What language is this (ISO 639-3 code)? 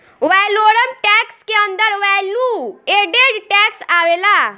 bho